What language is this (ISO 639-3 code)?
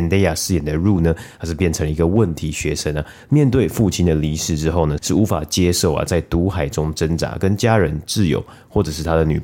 zho